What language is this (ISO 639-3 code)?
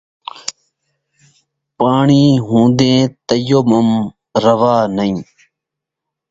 skr